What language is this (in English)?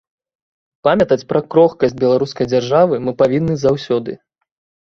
Belarusian